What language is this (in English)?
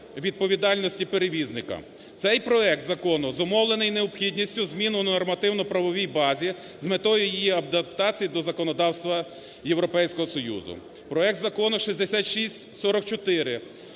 Ukrainian